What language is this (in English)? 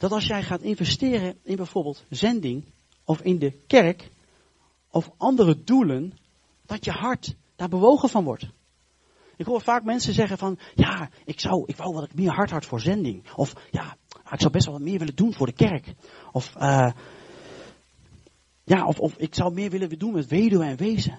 Dutch